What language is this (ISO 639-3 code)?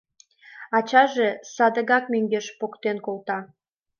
chm